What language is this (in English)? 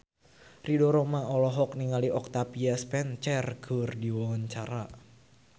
Sundanese